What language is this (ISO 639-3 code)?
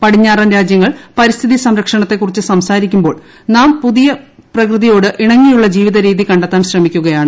mal